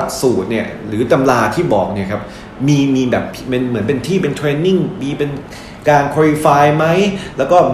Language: Thai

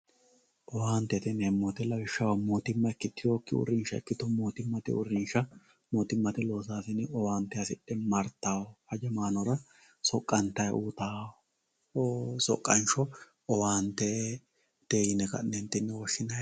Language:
Sidamo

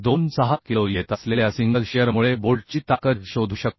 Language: Marathi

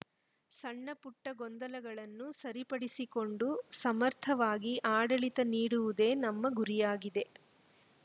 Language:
Kannada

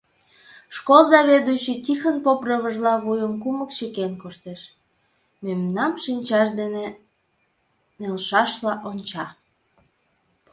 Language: Mari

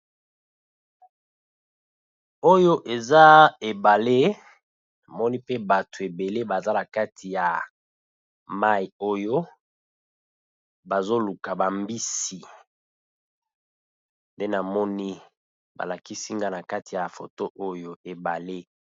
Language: Lingala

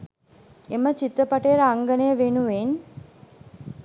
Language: Sinhala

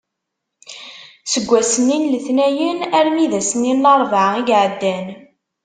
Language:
Kabyle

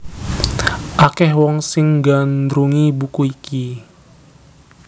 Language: Javanese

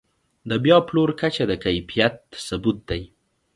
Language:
Pashto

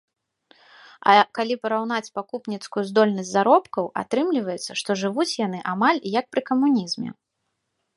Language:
Belarusian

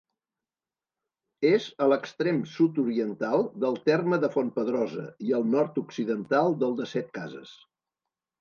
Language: Catalan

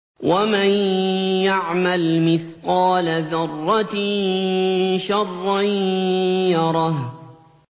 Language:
Arabic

